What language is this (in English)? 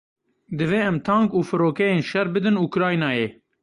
Kurdish